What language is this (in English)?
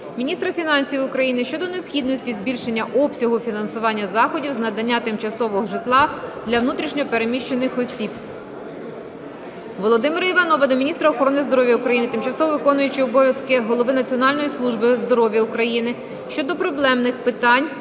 Ukrainian